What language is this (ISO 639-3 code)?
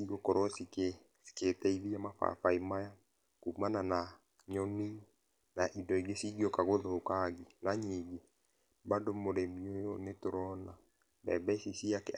kik